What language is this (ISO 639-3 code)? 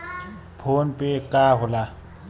bho